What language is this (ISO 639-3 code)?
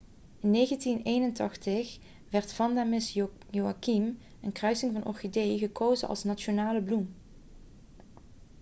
nld